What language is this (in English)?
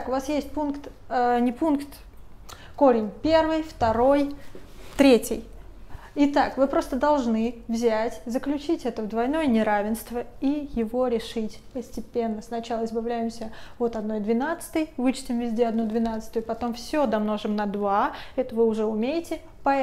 Russian